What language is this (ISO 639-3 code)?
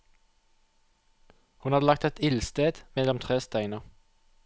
nor